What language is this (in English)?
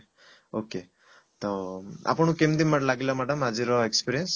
Odia